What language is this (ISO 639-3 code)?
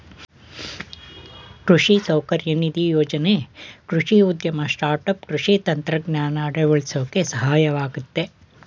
kan